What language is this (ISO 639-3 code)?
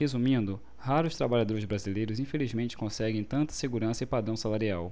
por